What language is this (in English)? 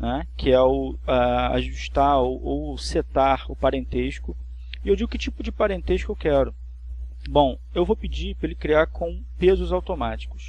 Portuguese